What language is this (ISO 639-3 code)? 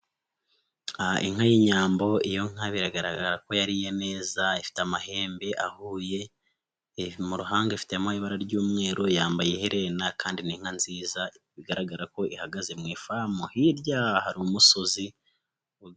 kin